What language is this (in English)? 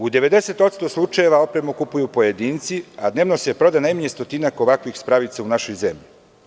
Serbian